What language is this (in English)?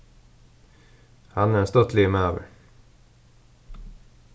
Faroese